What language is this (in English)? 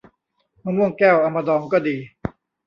Thai